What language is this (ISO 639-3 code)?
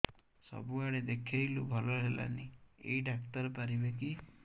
ori